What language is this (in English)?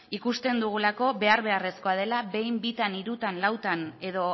Basque